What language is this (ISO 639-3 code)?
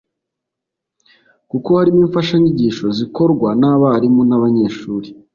kin